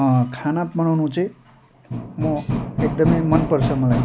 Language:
Nepali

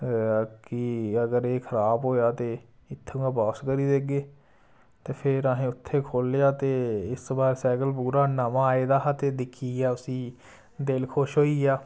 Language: Dogri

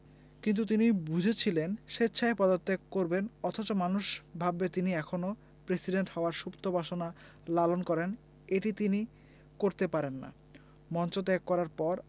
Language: Bangla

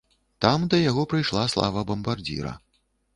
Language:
Belarusian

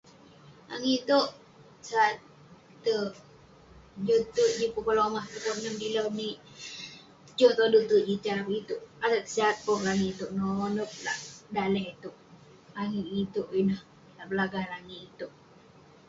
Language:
Western Penan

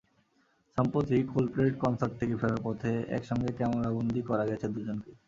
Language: Bangla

